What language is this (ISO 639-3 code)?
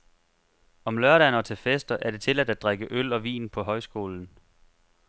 dan